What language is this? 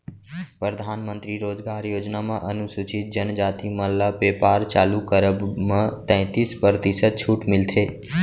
Chhattisgarhi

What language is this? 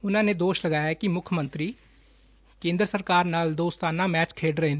Punjabi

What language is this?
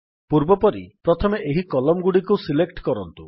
Odia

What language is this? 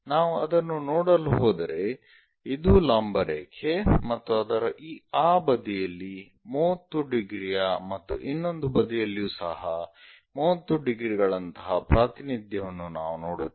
Kannada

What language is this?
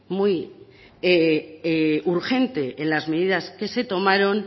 Spanish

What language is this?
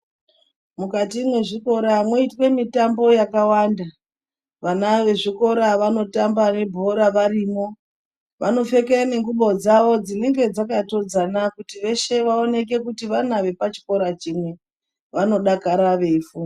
Ndau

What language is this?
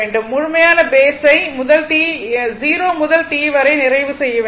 Tamil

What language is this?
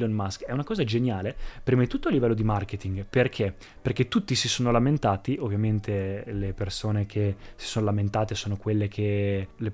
Italian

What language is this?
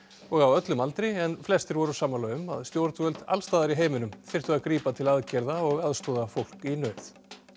Icelandic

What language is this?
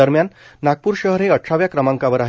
Marathi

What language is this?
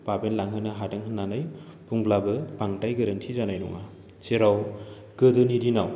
Bodo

